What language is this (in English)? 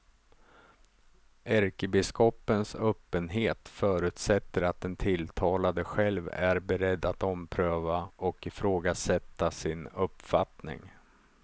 Swedish